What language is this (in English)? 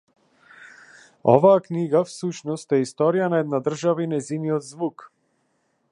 Macedonian